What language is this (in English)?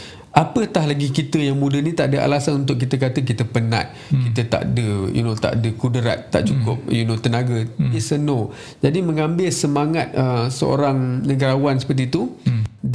Malay